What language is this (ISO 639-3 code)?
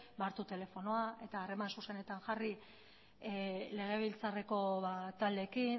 eus